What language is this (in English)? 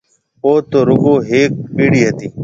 Marwari (Pakistan)